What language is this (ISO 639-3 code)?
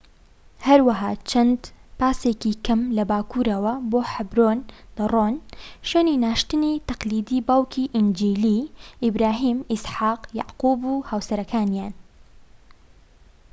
ckb